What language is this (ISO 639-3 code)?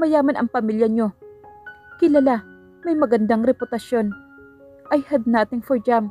fil